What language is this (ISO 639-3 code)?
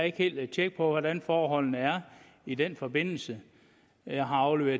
dan